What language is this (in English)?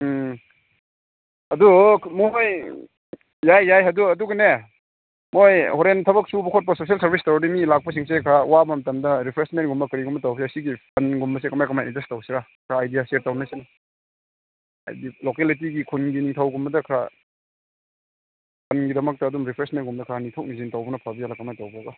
Manipuri